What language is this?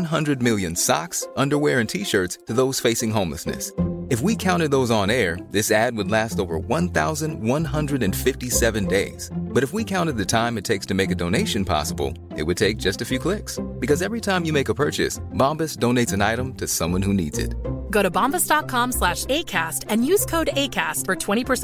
Swedish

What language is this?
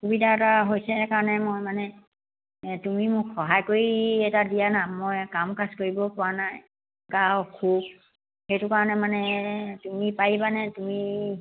Assamese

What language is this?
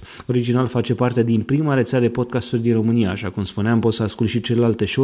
Romanian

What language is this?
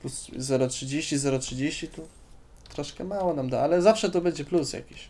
Polish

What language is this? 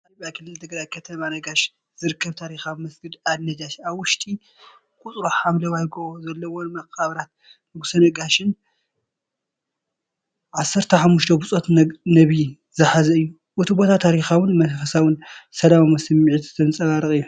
Tigrinya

